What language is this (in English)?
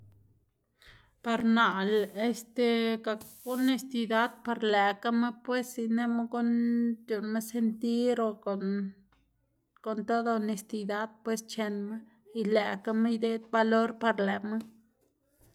Xanaguía Zapotec